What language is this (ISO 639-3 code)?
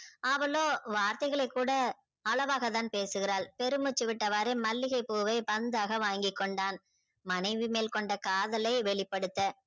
tam